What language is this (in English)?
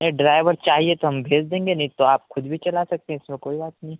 Urdu